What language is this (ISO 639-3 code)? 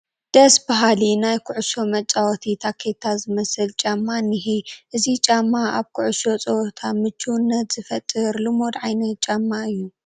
tir